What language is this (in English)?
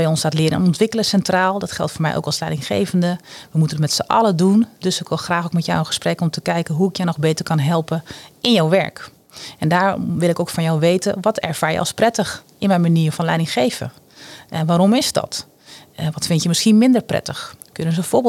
Dutch